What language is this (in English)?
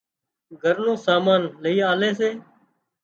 Wadiyara Koli